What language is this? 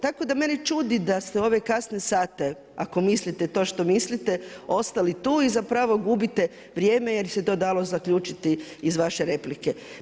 Croatian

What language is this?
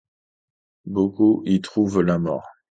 French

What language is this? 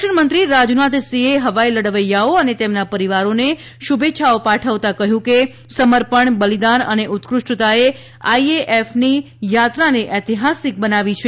Gujarati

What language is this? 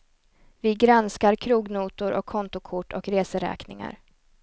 Swedish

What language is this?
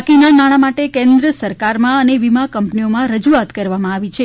Gujarati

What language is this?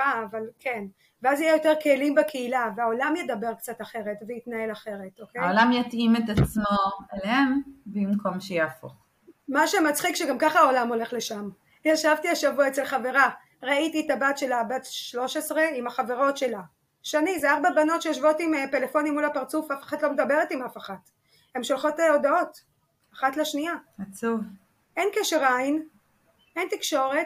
Hebrew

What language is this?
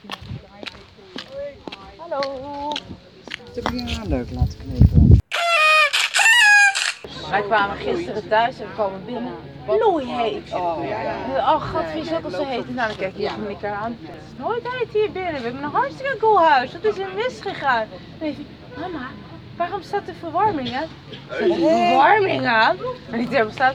Dutch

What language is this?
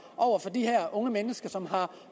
Danish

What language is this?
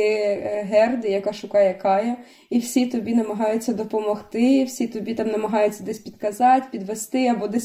Ukrainian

